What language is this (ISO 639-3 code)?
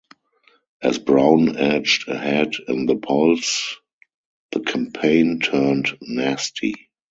eng